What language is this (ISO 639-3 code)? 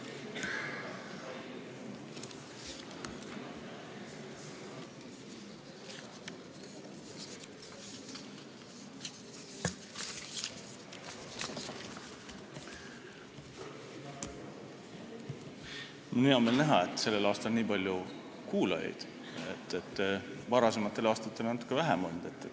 est